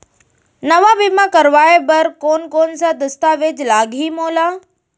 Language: Chhattisgarhi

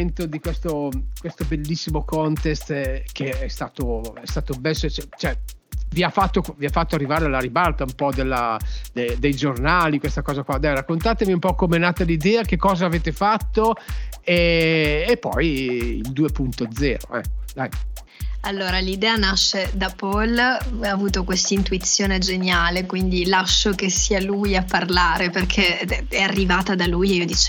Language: Italian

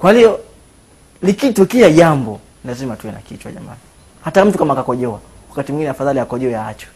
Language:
Swahili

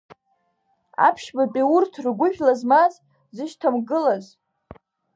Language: Abkhazian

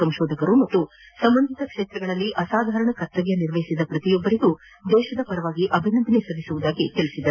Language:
Kannada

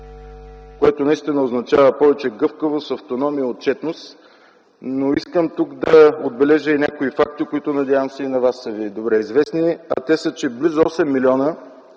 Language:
Bulgarian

